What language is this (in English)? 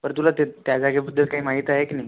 Marathi